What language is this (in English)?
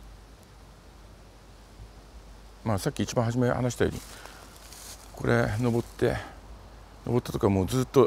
Japanese